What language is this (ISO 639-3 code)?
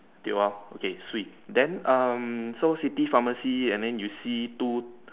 eng